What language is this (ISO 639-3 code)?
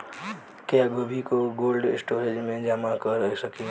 bho